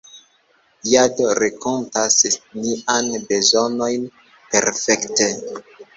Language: Esperanto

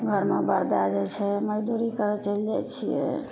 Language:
Maithili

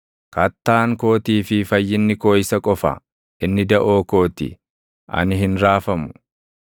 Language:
Oromo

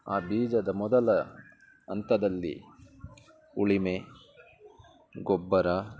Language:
Kannada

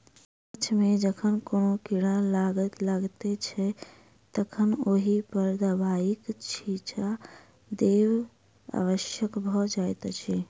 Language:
Maithili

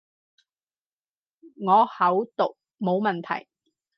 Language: Cantonese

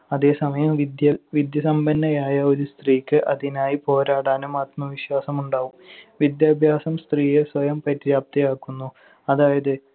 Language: Malayalam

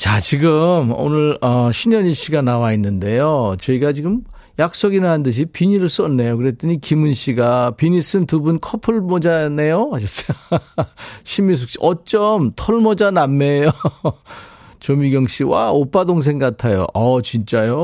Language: Korean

